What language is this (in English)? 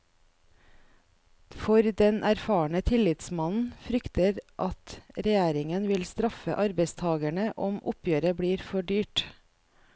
Norwegian